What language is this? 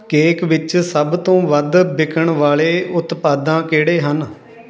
Punjabi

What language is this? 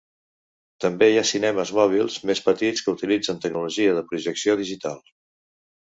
Catalan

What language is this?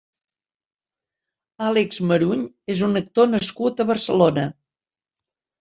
Catalan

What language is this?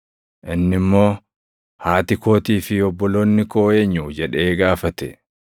Oromo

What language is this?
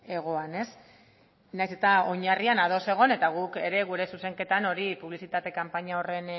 Basque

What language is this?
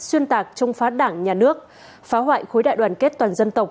Vietnamese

